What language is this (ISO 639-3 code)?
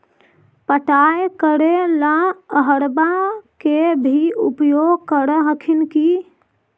mag